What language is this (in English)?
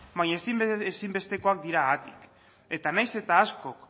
Basque